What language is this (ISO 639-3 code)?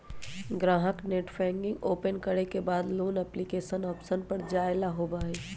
mag